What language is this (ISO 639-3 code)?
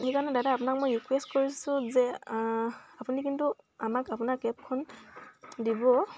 asm